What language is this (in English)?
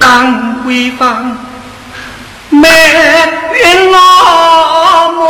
Chinese